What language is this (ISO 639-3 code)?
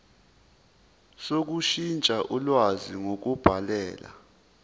zul